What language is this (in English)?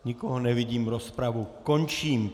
Czech